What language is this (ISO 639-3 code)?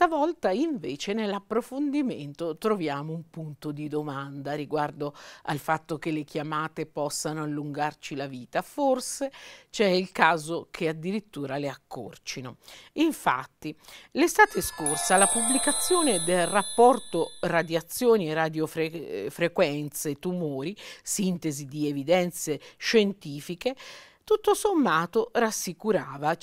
ita